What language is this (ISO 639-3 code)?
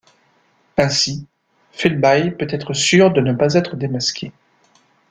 fra